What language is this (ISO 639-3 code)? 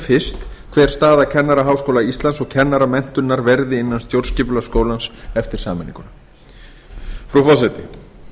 isl